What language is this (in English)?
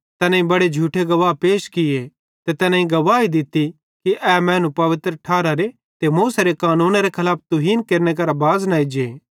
Bhadrawahi